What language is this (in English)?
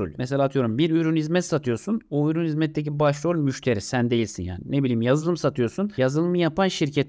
Turkish